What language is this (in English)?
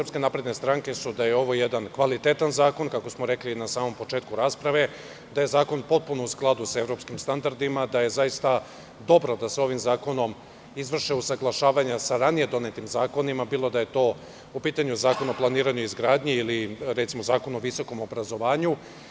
Serbian